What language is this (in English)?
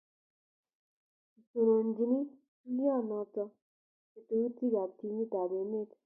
Kalenjin